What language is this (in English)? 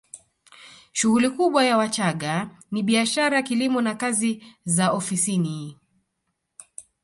Swahili